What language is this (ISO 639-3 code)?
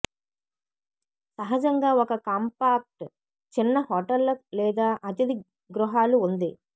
tel